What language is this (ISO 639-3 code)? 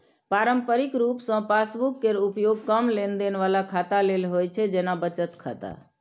mai